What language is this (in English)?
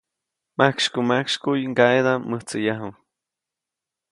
Copainalá Zoque